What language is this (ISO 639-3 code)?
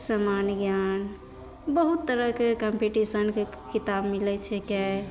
mai